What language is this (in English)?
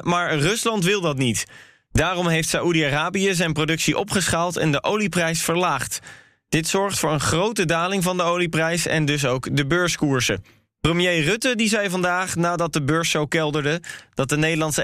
Dutch